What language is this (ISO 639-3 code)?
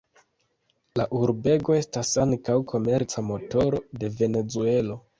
epo